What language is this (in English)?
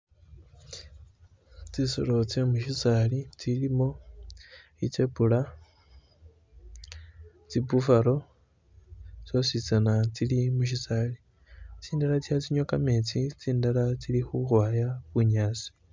Masaaba